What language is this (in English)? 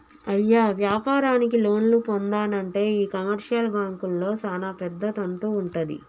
Telugu